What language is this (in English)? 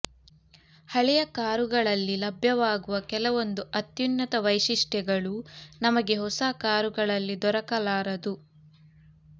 Kannada